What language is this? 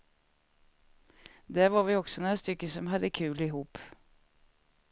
Swedish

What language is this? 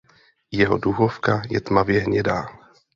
Czech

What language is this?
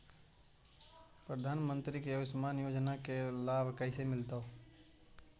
Magahi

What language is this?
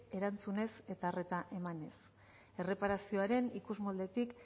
Basque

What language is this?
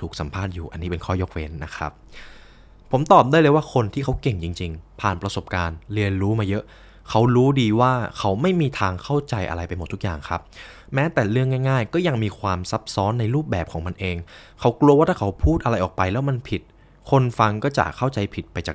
Thai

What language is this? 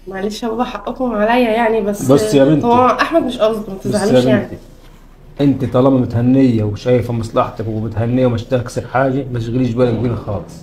Arabic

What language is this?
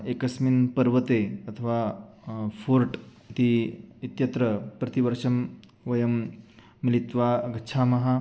Sanskrit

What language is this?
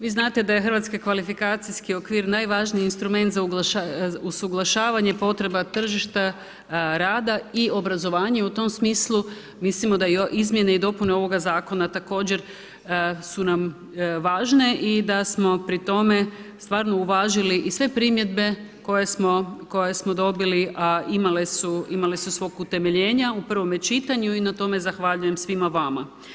Croatian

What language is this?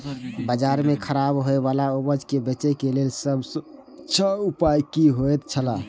Maithili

